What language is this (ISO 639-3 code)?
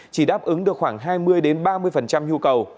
vie